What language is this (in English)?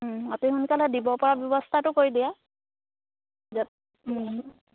Assamese